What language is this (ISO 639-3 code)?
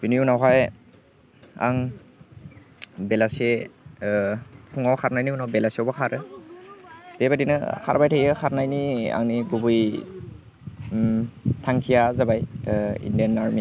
brx